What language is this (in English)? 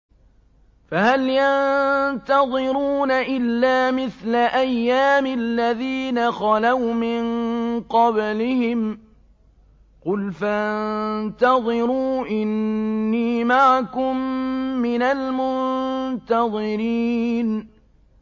Arabic